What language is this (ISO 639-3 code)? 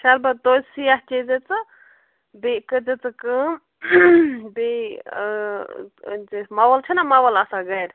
kas